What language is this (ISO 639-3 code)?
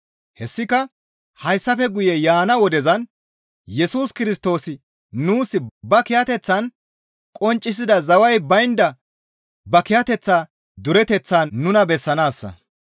gmv